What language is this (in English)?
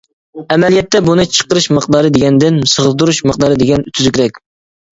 Uyghur